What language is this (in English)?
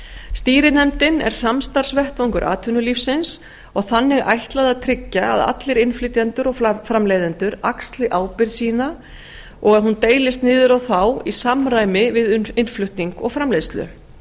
Icelandic